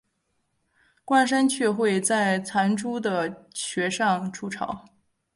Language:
Chinese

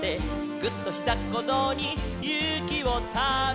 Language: Japanese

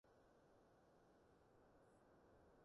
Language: Cantonese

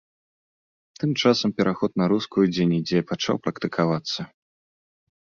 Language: Belarusian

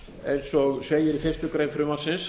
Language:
Icelandic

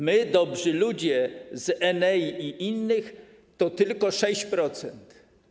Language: Polish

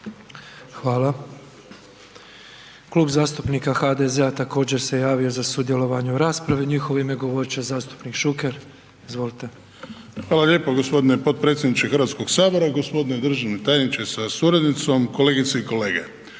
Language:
Croatian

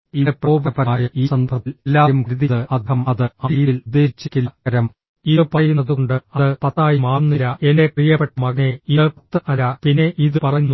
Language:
Malayalam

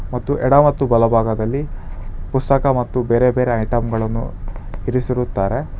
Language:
Kannada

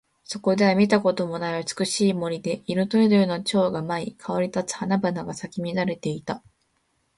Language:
Japanese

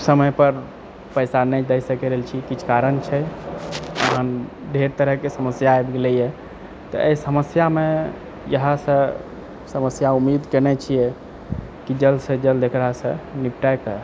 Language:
Maithili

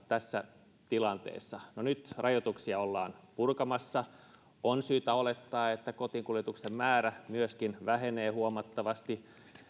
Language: Finnish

